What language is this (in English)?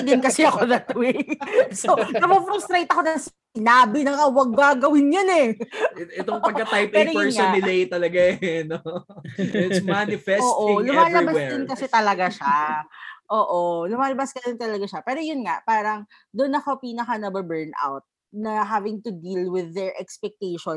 Filipino